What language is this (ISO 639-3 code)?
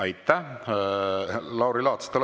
est